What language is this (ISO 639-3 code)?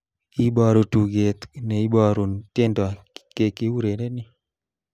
kln